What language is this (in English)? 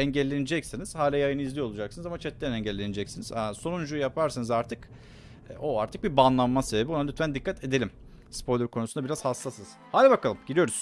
Turkish